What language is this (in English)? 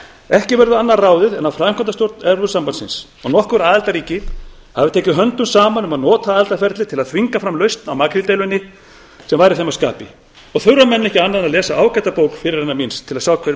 Icelandic